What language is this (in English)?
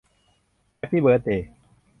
Thai